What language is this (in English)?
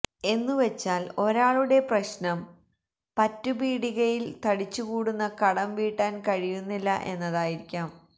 Malayalam